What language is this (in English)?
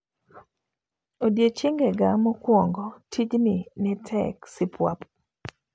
Luo (Kenya and Tanzania)